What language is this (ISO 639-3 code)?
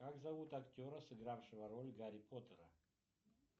rus